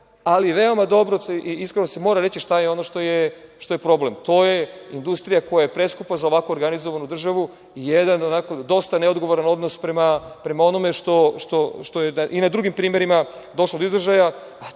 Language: Serbian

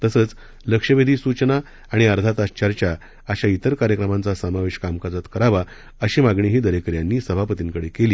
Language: Marathi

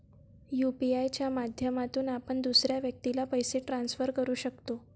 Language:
Marathi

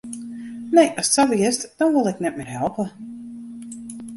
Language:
Western Frisian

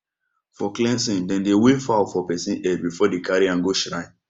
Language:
Nigerian Pidgin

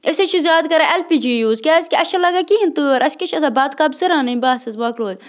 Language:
Kashmiri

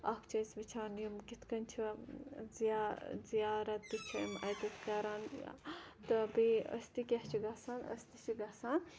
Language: Kashmiri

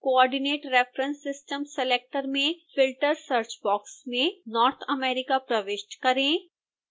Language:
Hindi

